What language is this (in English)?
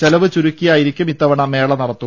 Malayalam